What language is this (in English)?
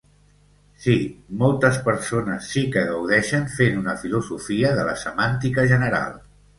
Catalan